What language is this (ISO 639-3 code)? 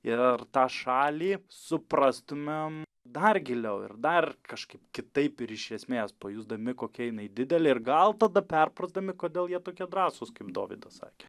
lit